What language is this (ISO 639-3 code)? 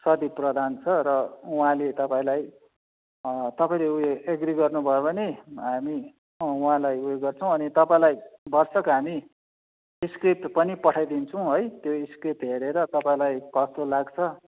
nep